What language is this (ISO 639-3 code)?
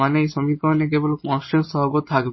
ben